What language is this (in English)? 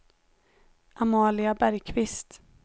Swedish